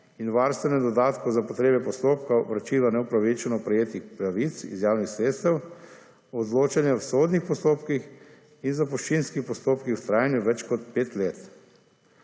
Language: Slovenian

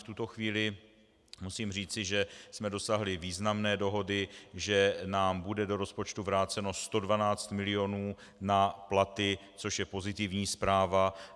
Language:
Czech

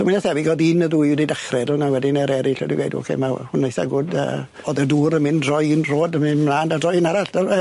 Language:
Welsh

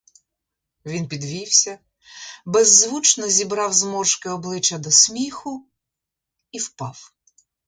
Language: Ukrainian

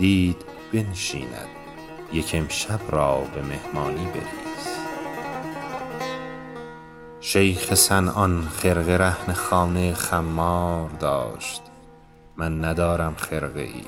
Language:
Persian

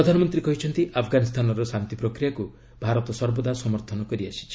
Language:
Odia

